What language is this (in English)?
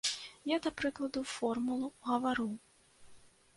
Belarusian